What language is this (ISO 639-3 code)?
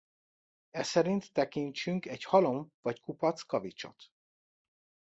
hun